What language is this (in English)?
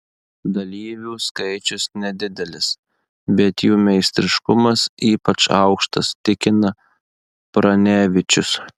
Lithuanian